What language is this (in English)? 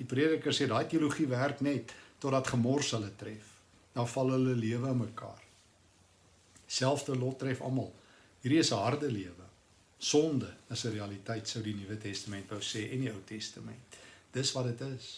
Dutch